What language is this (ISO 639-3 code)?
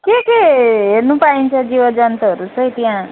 nep